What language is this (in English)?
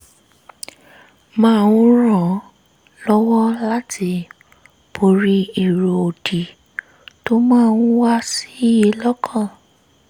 Yoruba